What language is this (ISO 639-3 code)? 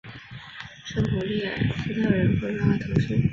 zho